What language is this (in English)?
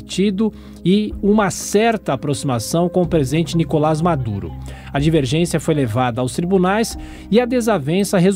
Portuguese